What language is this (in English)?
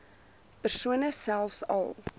Afrikaans